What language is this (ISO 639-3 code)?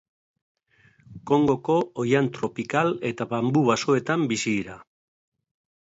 eus